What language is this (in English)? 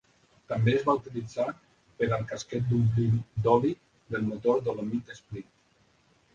Catalan